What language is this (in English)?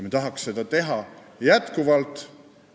Estonian